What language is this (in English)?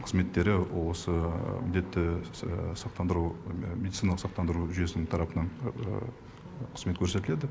Kazakh